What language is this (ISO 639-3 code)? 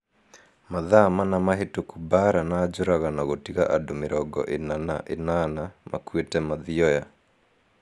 kik